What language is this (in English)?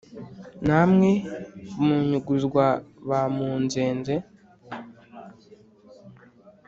Kinyarwanda